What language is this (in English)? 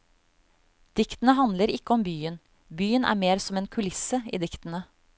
Norwegian